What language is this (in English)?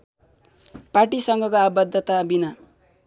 Nepali